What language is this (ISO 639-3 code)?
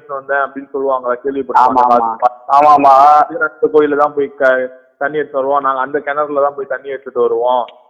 tam